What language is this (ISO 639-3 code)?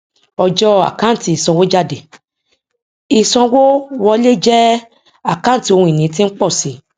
yor